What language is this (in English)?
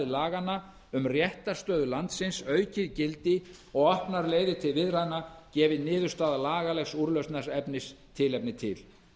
Icelandic